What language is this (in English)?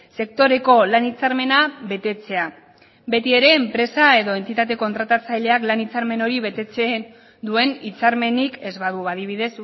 Basque